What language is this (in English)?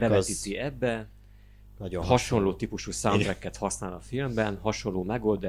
Hungarian